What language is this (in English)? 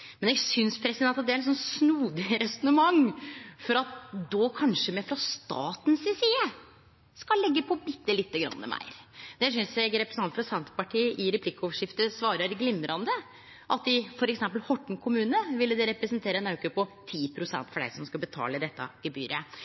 Norwegian Nynorsk